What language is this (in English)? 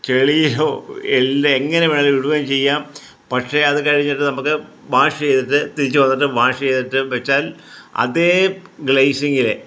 Malayalam